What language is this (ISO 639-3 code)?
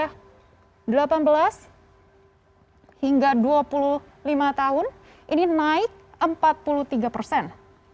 ind